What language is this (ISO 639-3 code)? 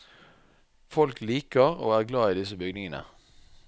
nor